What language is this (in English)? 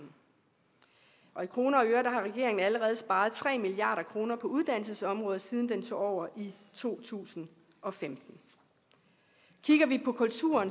Danish